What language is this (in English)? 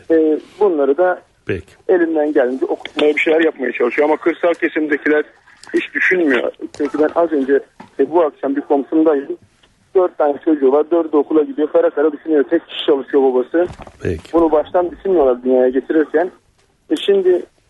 Turkish